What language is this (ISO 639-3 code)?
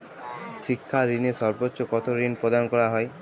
ben